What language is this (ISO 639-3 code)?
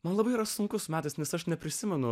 lit